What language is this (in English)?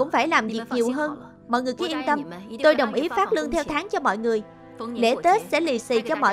Vietnamese